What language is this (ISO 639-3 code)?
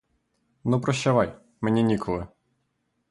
ukr